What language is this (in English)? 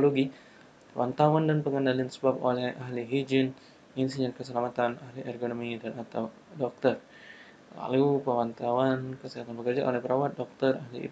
Indonesian